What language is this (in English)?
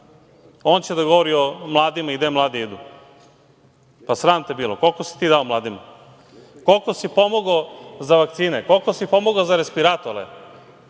Serbian